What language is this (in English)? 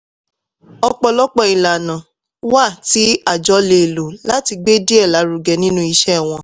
Yoruba